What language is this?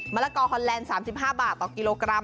Thai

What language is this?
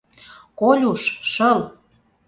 Mari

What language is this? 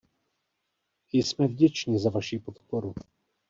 Czech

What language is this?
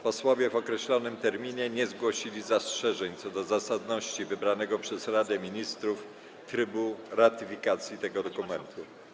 Polish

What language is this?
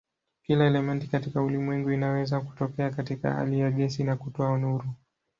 Swahili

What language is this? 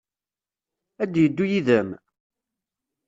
Kabyle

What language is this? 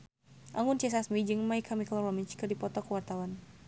Sundanese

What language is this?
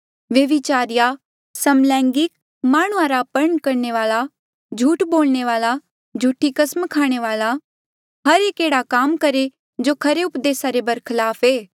Mandeali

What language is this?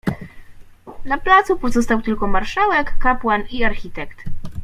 Polish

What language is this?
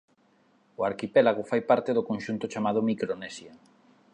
Galician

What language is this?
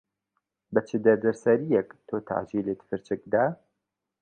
Central Kurdish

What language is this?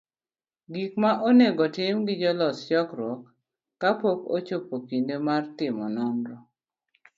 Luo (Kenya and Tanzania)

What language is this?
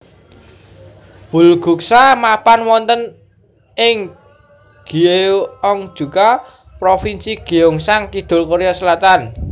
Javanese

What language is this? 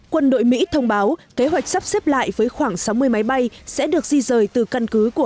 Vietnamese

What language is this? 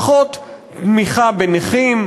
Hebrew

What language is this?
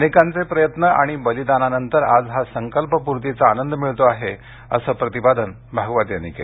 Marathi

